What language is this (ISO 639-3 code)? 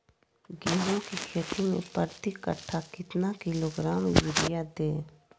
mag